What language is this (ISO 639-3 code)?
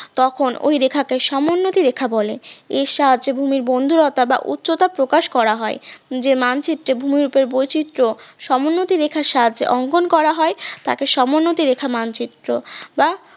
ben